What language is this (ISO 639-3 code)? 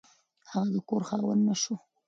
pus